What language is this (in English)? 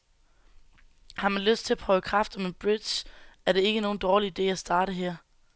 Danish